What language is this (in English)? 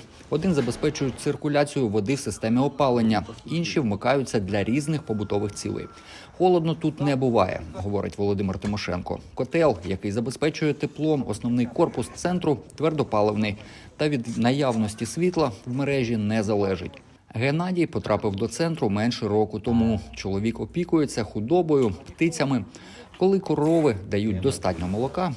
Ukrainian